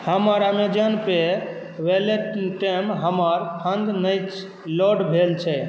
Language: Maithili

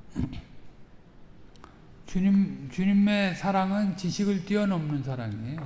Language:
Korean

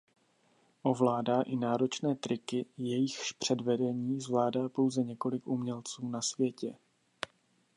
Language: Czech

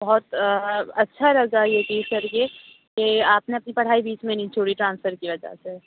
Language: Urdu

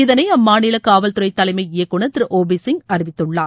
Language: Tamil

